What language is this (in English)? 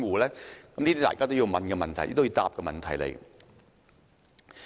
Cantonese